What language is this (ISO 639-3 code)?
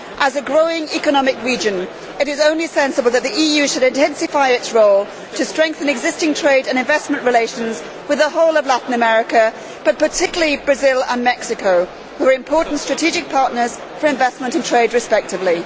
eng